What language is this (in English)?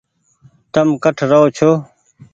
Goaria